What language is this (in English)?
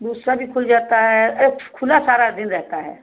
Hindi